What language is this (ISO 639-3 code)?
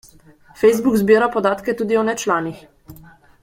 slv